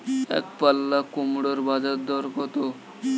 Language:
Bangla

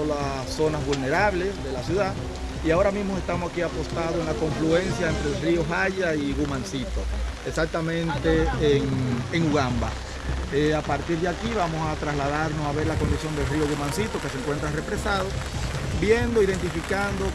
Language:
Spanish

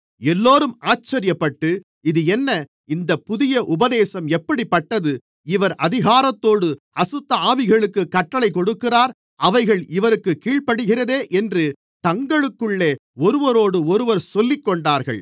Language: Tamil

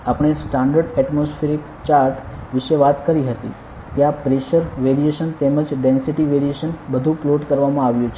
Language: Gujarati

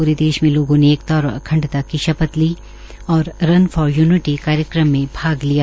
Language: Hindi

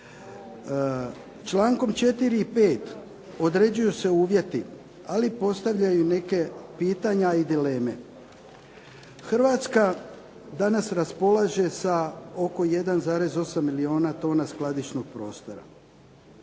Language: Croatian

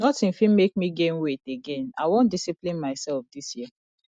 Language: Nigerian Pidgin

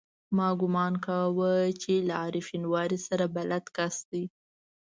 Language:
Pashto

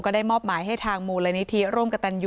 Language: Thai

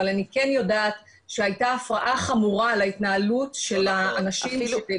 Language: Hebrew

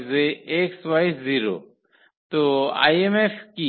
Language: Bangla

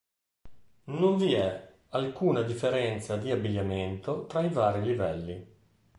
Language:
Italian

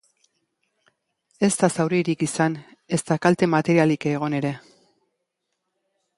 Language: Basque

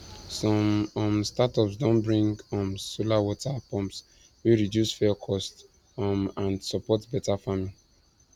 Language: Nigerian Pidgin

